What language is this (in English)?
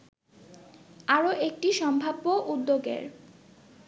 Bangla